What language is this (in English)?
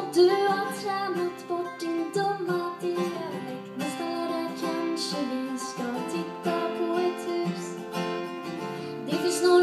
Vietnamese